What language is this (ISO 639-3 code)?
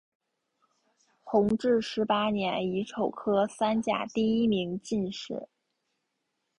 zho